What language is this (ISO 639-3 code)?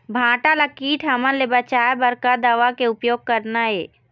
hne